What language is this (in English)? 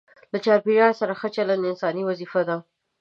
Pashto